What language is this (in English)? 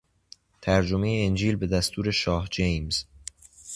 Persian